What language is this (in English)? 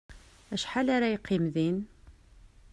Kabyle